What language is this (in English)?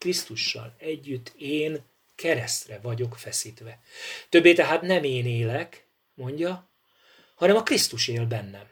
Hungarian